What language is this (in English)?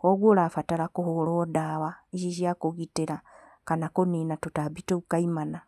Kikuyu